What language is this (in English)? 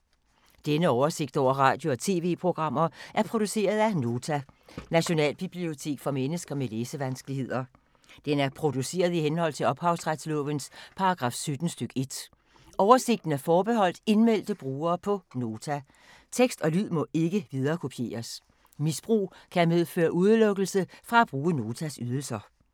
Danish